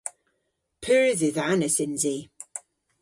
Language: Cornish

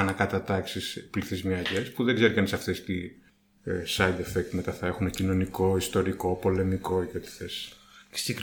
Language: Greek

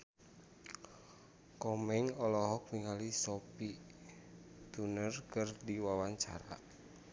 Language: Sundanese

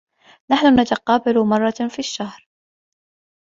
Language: Arabic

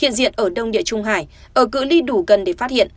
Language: Vietnamese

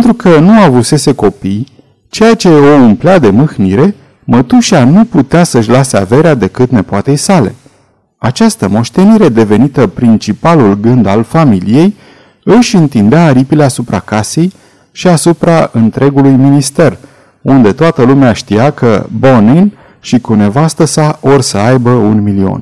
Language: Romanian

